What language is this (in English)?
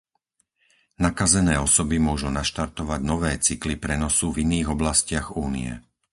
Slovak